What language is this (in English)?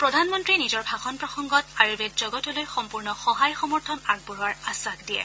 Assamese